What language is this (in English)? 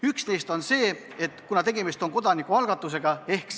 Estonian